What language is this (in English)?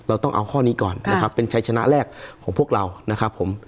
Thai